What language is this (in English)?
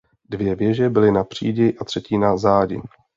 Czech